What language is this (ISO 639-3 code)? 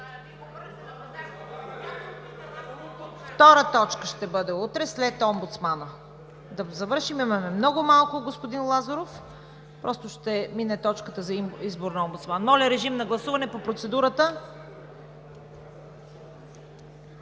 bul